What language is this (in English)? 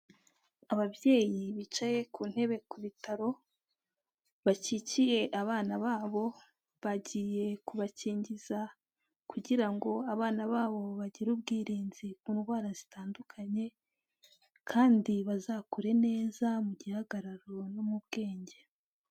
Kinyarwanda